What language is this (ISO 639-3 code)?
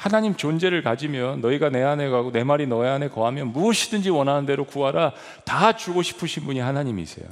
kor